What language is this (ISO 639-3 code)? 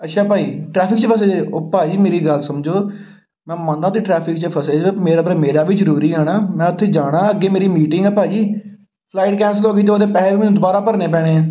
pan